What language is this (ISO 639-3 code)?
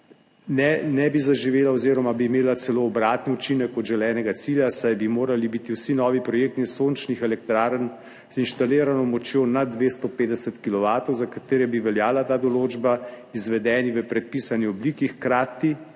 slv